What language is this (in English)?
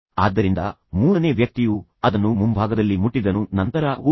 Kannada